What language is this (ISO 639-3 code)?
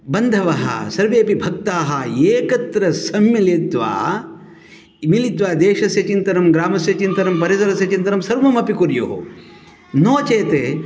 san